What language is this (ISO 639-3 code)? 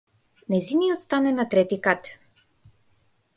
mkd